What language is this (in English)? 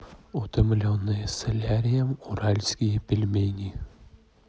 Russian